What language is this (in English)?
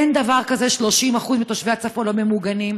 Hebrew